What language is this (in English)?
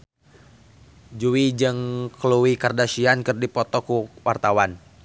Sundanese